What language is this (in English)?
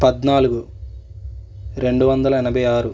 Telugu